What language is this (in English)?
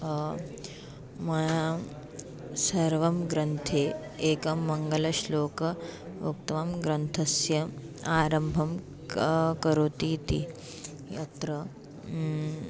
Sanskrit